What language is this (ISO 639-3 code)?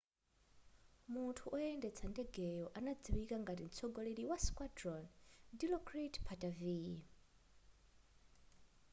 nya